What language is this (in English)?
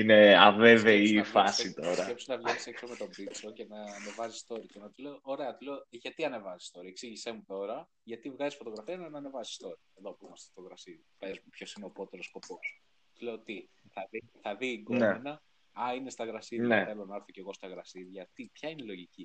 Greek